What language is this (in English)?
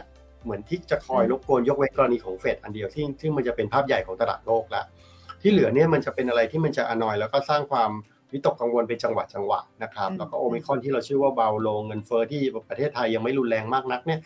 Thai